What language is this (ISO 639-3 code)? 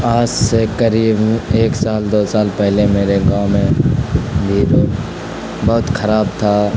urd